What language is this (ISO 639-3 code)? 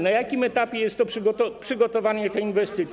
pol